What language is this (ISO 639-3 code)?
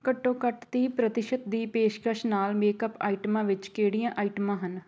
pan